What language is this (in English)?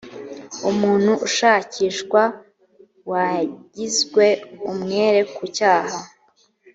Kinyarwanda